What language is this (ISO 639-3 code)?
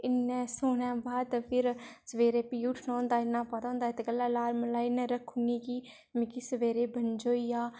doi